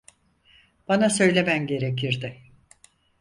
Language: Turkish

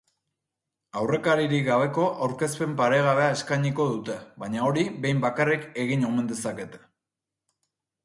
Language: Basque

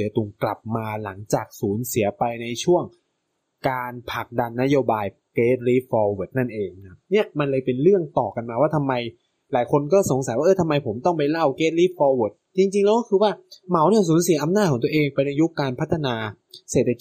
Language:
Thai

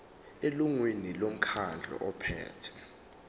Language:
Zulu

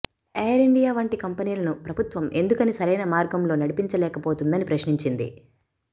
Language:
Telugu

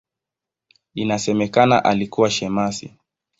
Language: Swahili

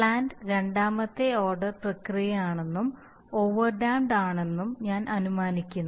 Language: Malayalam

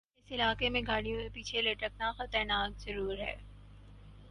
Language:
Urdu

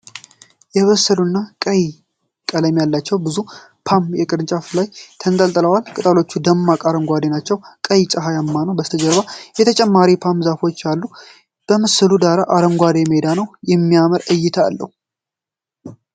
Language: Amharic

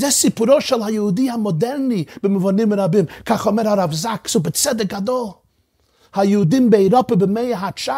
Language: Hebrew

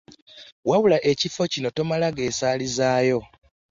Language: Ganda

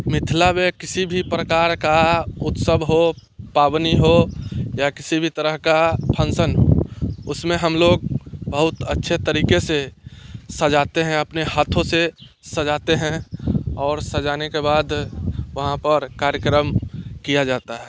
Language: Hindi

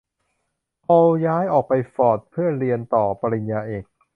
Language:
Thai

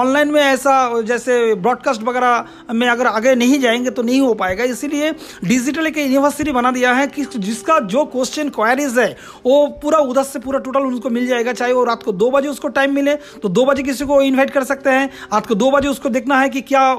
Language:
Hindi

